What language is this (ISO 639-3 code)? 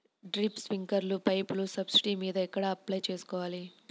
tel